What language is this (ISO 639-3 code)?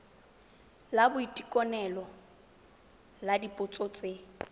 tsn